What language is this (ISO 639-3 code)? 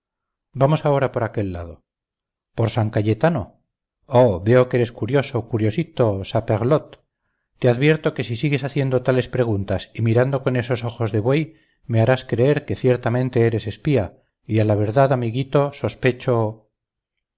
spa